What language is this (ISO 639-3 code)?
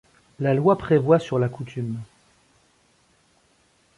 fra